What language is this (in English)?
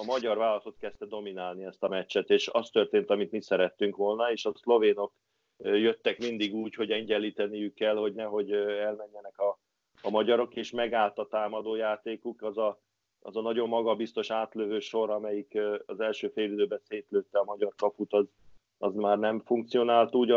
Hungarian